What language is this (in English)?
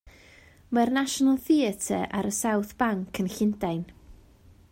Welsh